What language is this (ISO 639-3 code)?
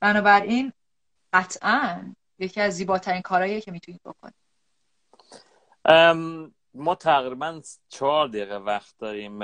fas